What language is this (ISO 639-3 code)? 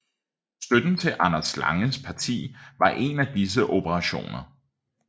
dan